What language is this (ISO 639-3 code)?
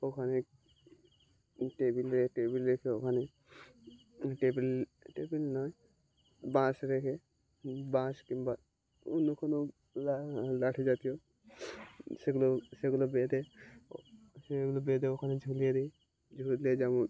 ben